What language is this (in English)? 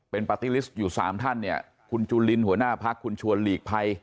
Thai